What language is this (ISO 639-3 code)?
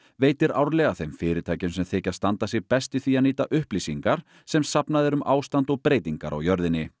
isl